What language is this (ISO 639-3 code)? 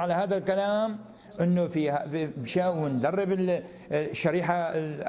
ara